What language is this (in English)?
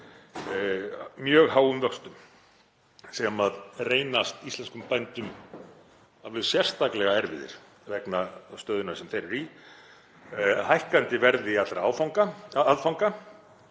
Icelandic